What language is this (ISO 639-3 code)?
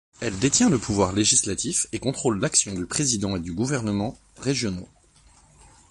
fra